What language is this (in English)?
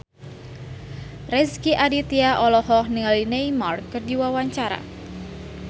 Sundanese